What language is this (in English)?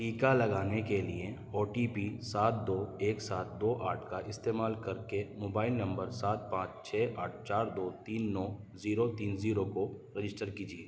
Urdu